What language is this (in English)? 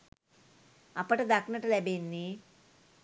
Sinhala